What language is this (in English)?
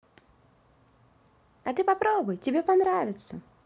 Russian